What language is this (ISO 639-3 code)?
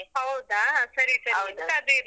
kan